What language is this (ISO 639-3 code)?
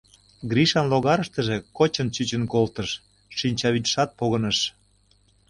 chm